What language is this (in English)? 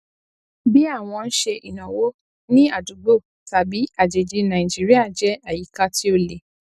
Yoruba